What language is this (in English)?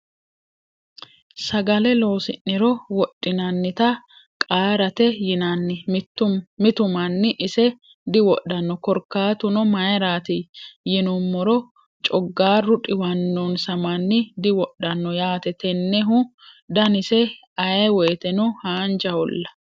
Sidamo